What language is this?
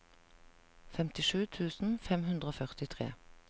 Norwegian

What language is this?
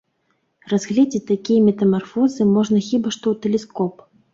Belarusian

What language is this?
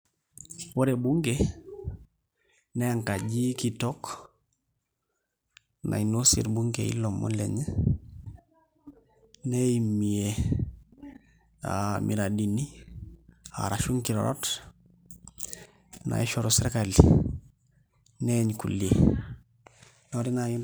Masai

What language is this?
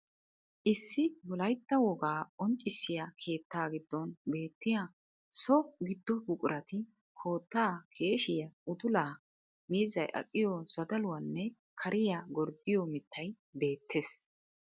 Wolaytta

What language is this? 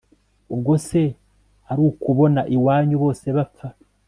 Kinyarwanda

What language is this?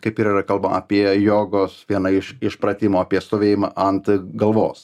Lithuanian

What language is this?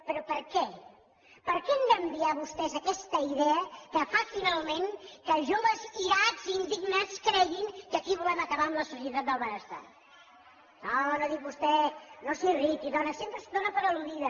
Catalan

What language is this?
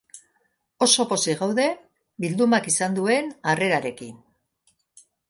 Basque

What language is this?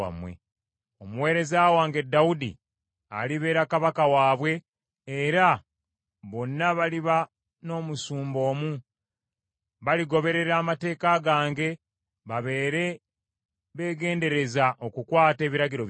Ganda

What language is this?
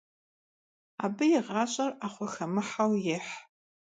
Kabardian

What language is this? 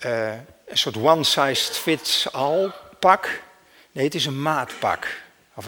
Dutch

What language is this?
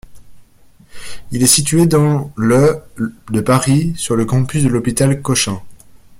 French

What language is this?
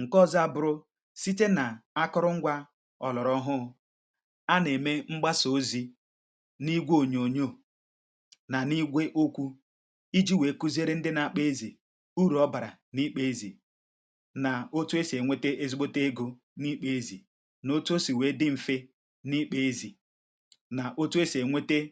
Igbo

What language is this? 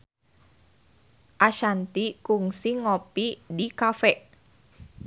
Sundanese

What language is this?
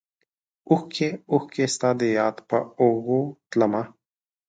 Pashto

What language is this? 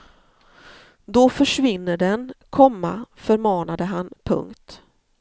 Swedish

